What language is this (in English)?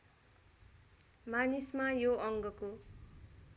Nepali